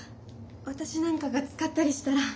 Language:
Japanese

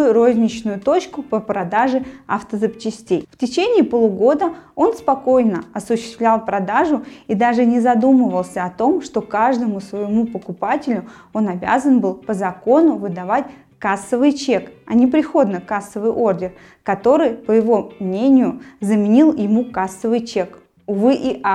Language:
Russian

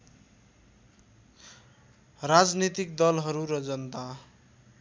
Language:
Nepali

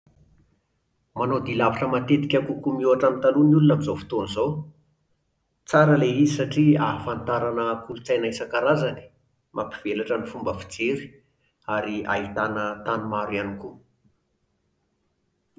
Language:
Malagasy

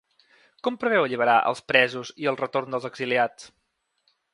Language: Catalan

